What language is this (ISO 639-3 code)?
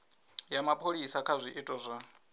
ven